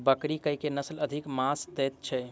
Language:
Maithili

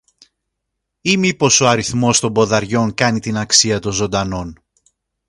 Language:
Greek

